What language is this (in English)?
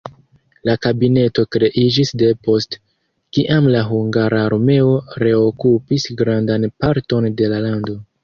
Esperanto